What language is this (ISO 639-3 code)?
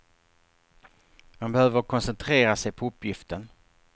swe